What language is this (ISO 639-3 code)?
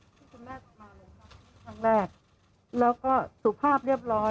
tha